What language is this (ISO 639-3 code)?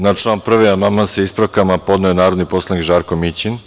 srp